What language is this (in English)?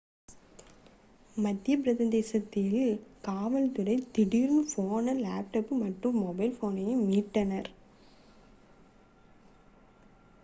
Tamil